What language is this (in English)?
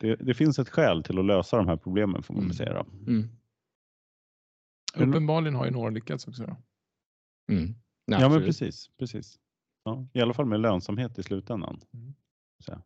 Swedish